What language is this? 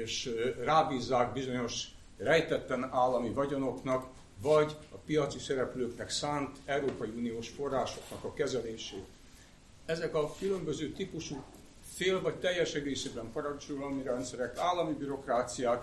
Hungarian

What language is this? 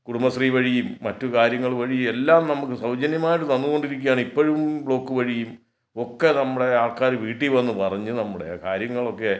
Malayalam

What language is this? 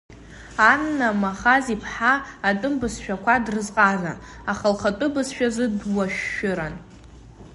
Abkhazian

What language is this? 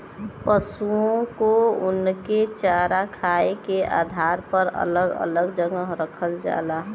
Bhojpuri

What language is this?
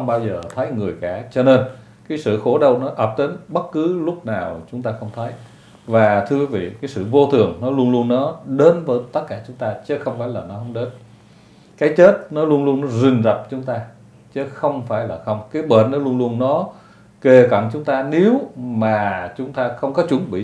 Vietnamese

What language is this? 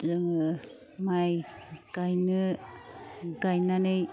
Bodo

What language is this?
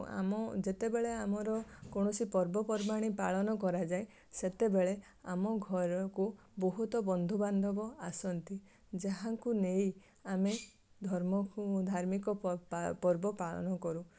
Odia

